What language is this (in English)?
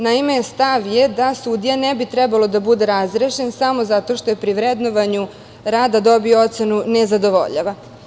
Serbian